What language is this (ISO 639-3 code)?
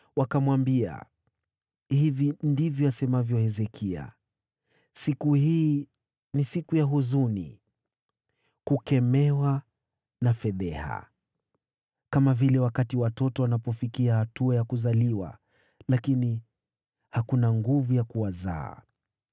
swa